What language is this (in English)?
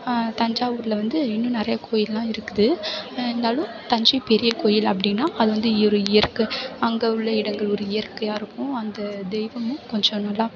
Tamil